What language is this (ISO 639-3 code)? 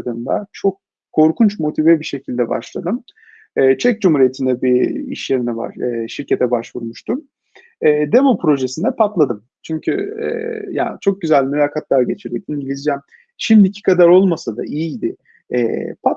tur